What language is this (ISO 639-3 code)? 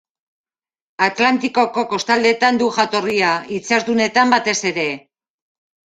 eus